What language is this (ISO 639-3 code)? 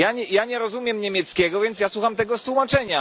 pol